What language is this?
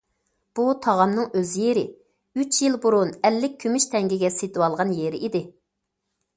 Uyghur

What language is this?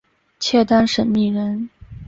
Chinese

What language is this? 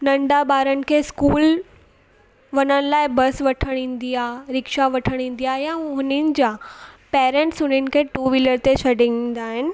Sindhi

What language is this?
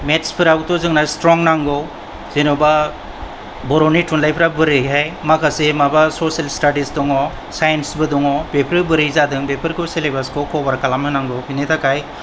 Bodo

